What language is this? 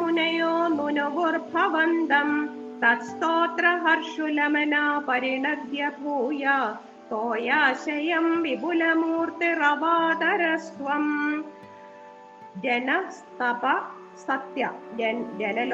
Malayalam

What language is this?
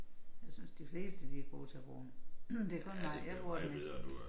Danish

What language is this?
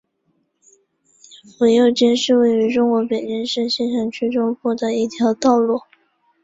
Chinese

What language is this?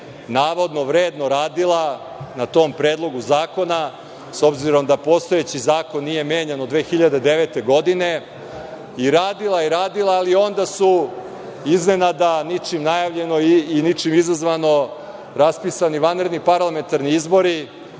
Serbian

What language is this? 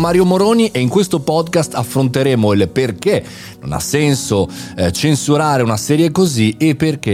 Italian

